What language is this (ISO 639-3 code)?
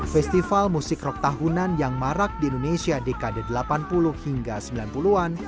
ind